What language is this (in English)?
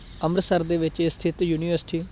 Punjabi